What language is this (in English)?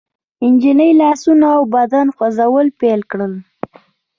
Pashto